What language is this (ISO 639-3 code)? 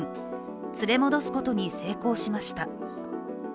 jpn